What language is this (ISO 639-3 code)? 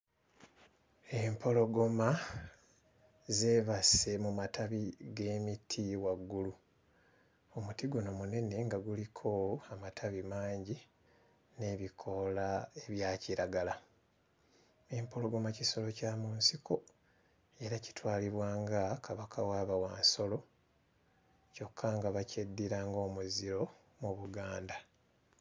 lug